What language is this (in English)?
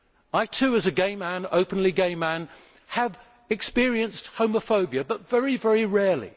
English